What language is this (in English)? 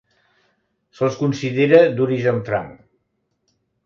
Catalan